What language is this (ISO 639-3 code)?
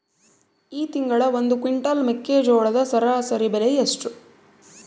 kan